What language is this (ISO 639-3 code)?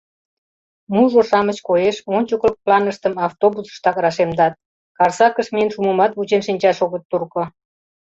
chm